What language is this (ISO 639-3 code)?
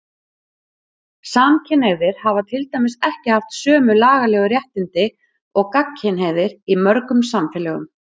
isl